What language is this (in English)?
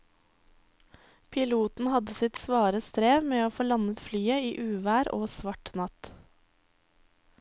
Norwegian